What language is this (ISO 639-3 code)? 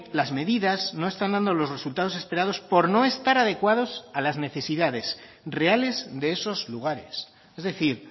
spa